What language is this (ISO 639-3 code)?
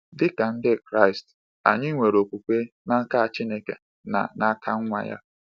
ibo